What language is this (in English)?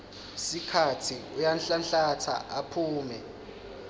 Swati